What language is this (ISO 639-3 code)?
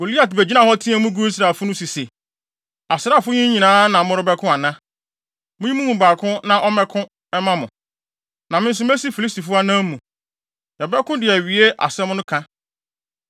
aka